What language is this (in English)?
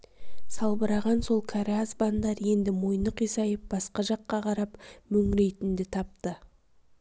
Kazakh